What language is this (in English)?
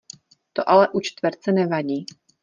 Czech